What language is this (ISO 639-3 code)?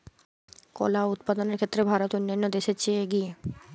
ben